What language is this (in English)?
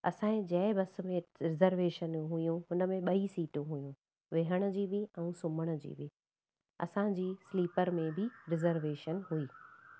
Sindhi